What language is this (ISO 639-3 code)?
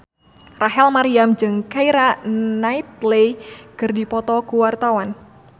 sun